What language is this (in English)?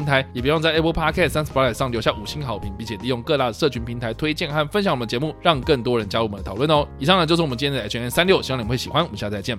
Chinese